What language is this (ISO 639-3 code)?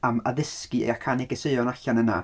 cym